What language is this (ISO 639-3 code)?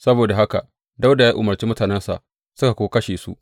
hau